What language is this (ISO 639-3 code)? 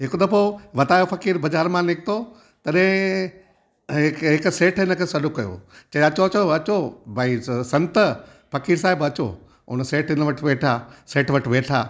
snd